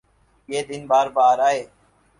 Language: Urdu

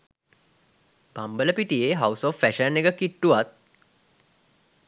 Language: Sinhala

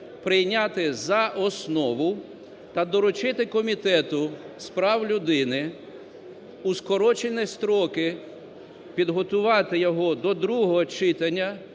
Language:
Ukrainian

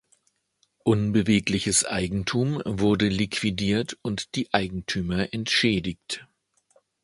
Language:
German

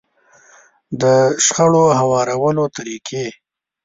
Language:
Pashto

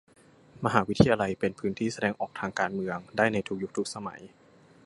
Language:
Thai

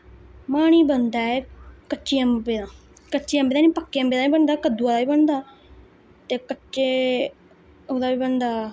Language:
Dogri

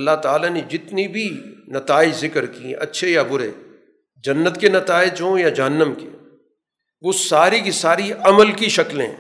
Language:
Urdu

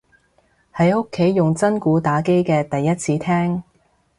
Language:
Cantonese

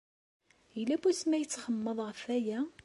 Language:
Kabyle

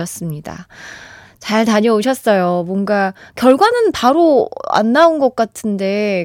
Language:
Korean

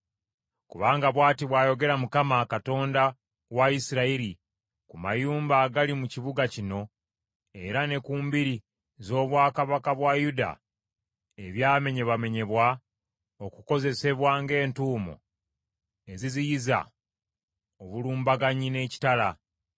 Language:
Ganda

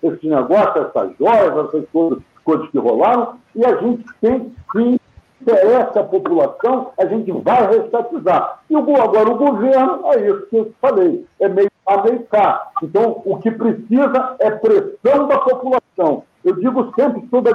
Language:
Portuguese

